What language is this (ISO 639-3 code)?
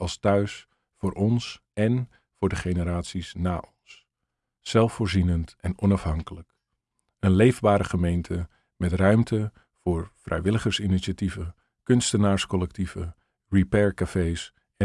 nld